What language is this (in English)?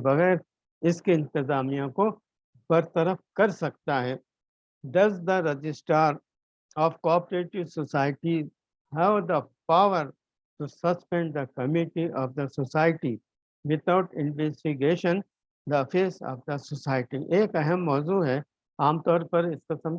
Urdu